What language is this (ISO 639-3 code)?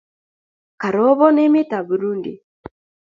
kln